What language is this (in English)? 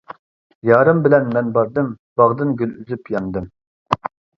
Uyghur